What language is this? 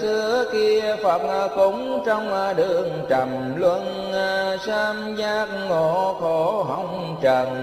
Vietnamese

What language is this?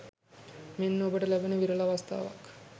Sinhala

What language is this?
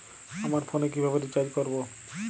Bangla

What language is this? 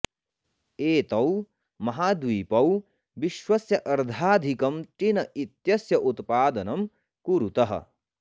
Sanskrit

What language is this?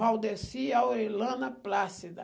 Portuguese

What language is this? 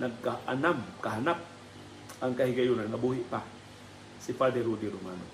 Filipino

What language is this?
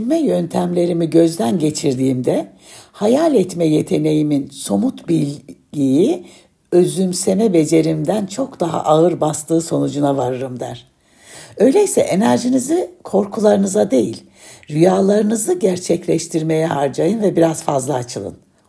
Turkish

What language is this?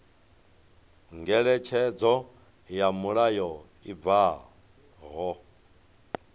Venda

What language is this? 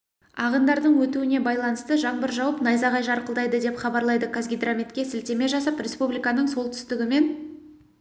Kazakh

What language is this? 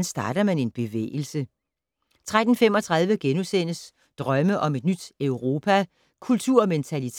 Danish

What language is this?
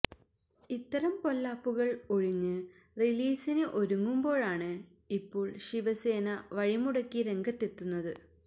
Malayalam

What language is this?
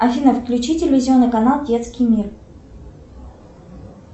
Russian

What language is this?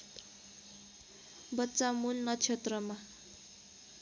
Nepali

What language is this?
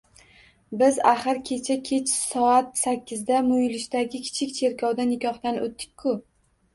Uzbek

